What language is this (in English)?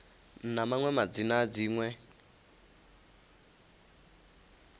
Venda